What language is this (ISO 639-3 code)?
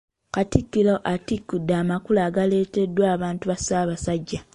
lug